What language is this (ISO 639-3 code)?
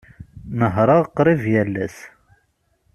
kab